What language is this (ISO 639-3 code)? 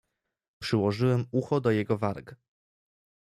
pol